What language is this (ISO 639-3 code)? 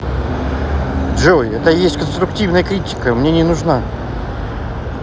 rus